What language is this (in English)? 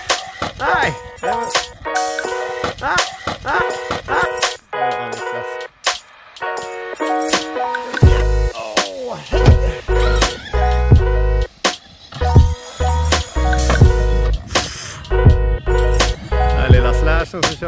Swedish